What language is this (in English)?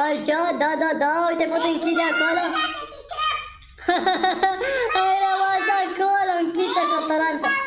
Romanian